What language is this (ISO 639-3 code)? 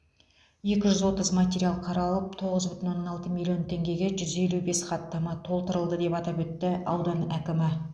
kaz